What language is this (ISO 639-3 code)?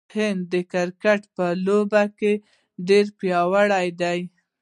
pus